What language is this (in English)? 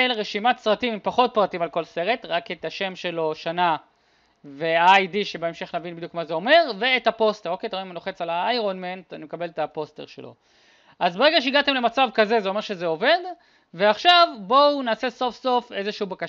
Hebrew